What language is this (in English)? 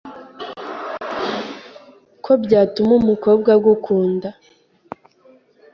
Kinyarwanda